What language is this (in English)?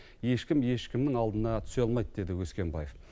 Kazakh